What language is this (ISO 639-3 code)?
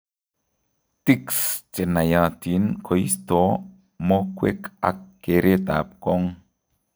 kln